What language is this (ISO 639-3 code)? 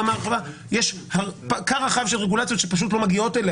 heb